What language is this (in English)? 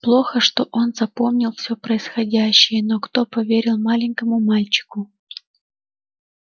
Russian